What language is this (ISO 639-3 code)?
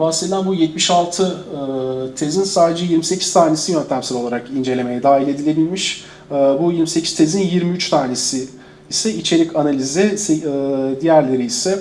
tur